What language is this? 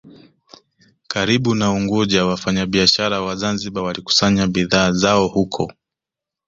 Swahili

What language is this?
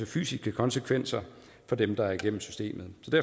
Danish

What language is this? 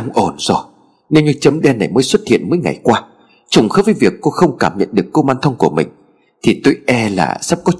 Vietnamese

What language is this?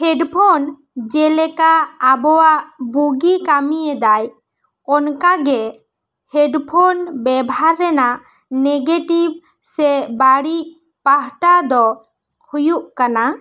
Santali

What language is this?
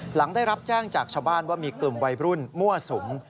Thai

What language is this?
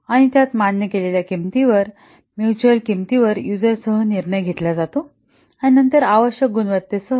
Marathi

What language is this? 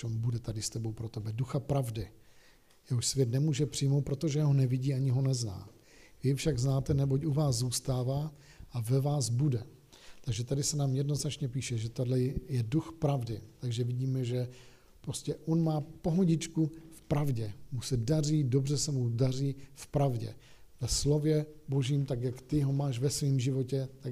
Czech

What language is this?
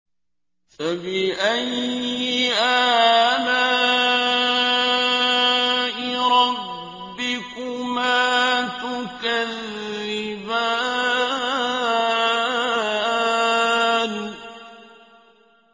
Arabic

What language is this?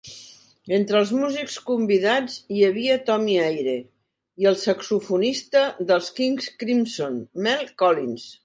Catalan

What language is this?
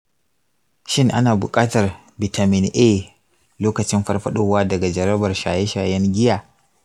Hausa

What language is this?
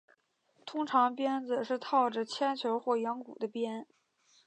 Chinese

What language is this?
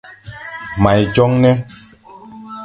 Tupuri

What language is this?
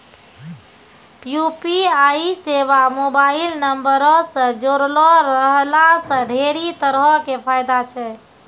Maithili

